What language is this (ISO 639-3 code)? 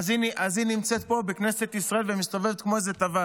heb